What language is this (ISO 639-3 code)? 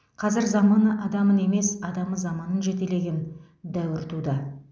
kaz